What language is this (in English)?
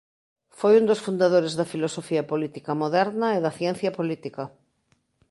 Galician